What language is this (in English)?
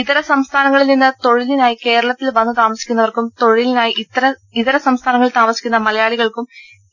Malayalam